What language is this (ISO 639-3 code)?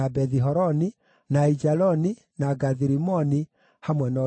kik